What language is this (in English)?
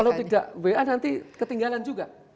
Indonesian